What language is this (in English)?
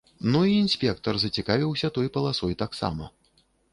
Belarusian